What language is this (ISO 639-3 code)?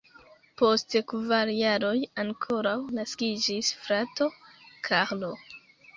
epo